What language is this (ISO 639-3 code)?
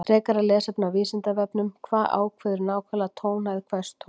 isl